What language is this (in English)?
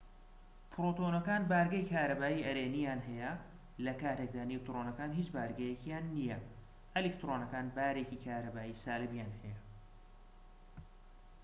Central Kurdish